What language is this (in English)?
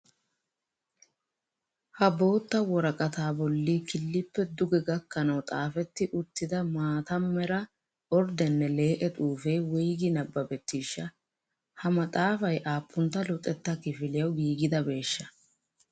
Wolaytta